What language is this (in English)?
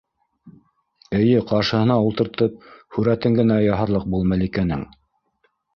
Bashkir